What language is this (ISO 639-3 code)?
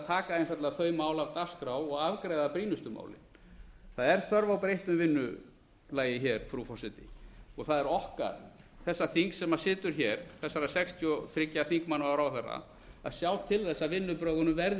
isl